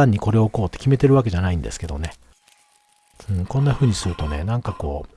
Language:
Japanese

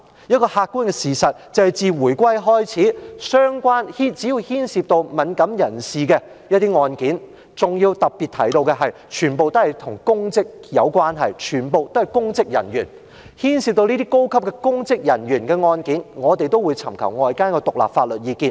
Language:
Cantonese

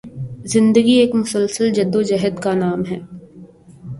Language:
Urdu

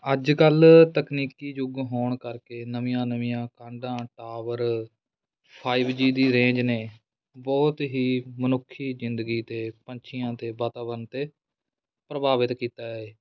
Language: Punjabi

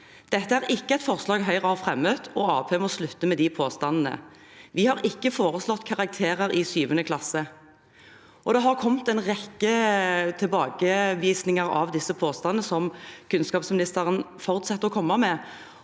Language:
Norwegian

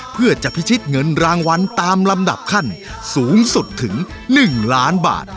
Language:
Thai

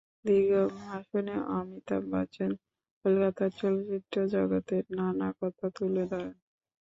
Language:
Bangla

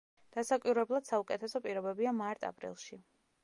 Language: Georgian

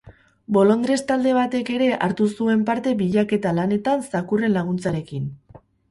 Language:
Basque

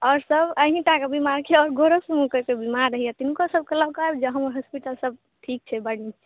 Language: Maithili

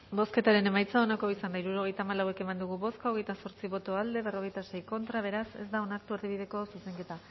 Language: Basque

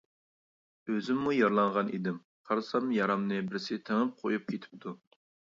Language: Uyghur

